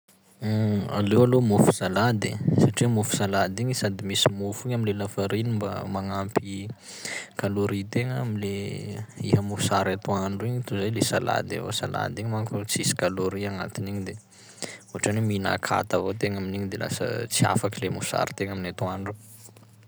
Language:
Sakalava Malagasy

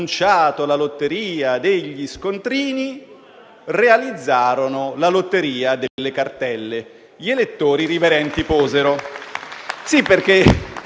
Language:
Italian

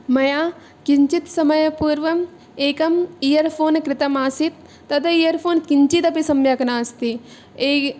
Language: Sanskrit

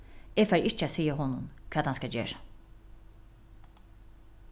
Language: Faroese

